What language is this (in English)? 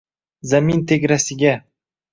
Uzbek